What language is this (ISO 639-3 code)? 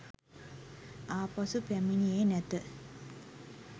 sin